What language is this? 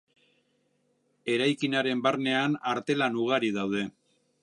Basque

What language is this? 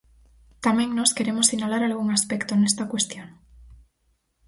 Galician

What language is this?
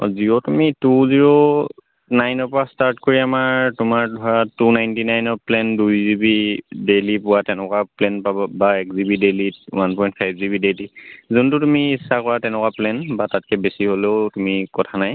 Assamese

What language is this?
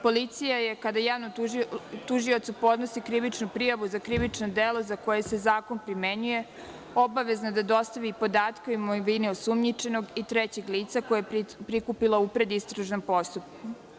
Serbian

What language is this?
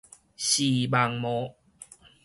Min Nan Chinese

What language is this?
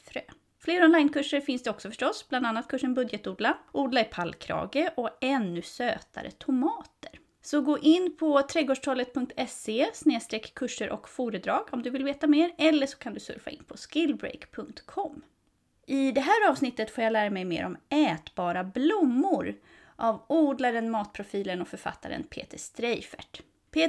Swedish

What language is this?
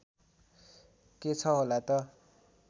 Nepali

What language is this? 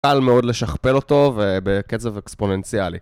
Hebrew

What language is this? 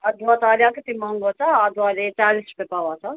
Nepali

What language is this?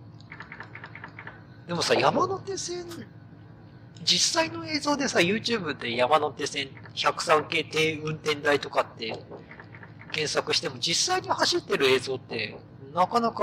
Japanese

